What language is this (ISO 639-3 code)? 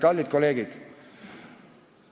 est